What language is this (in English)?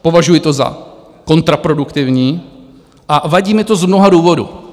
Czech